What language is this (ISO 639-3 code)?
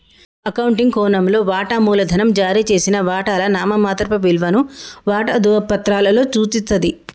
tel